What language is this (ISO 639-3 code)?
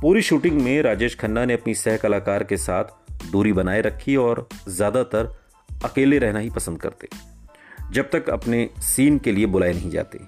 hin